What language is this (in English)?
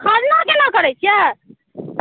Maithili